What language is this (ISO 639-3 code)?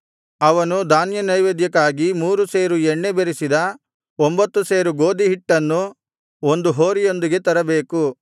kan